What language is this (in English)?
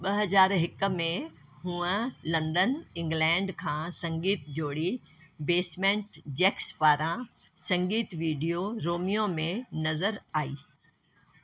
Sindhi